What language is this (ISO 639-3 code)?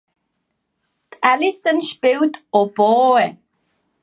deu